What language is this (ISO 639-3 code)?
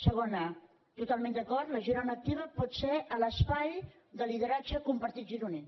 cat